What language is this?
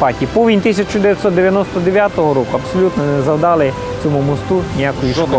Ukrainian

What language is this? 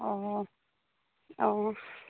Assamese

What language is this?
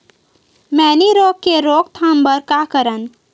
Chhattisgarhi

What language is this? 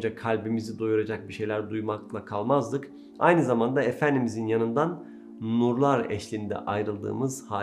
Turkish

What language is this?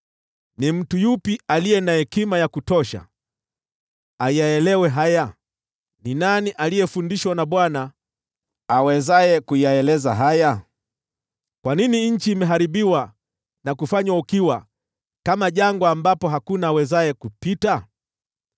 Swahili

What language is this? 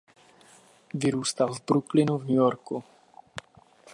Czech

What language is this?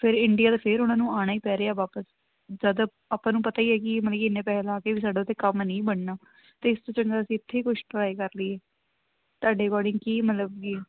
Punjabi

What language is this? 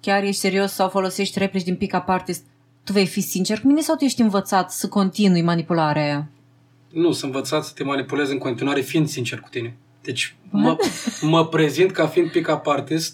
Romanian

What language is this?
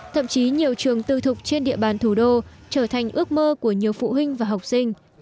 Vietnamese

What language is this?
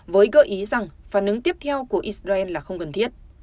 Vietnamese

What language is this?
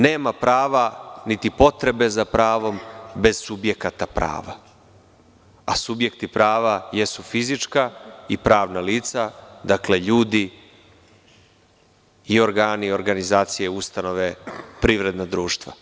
Serbian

